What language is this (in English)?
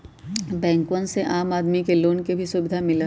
Magahi